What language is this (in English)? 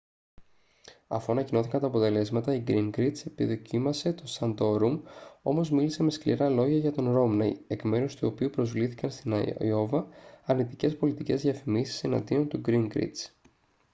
Greek